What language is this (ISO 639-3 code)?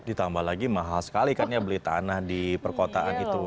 ind